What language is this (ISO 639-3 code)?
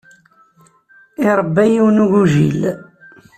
kab